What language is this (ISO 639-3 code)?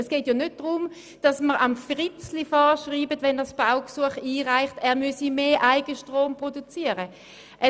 gsw